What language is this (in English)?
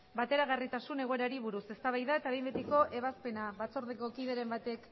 Basque